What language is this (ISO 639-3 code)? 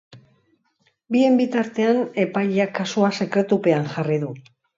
eus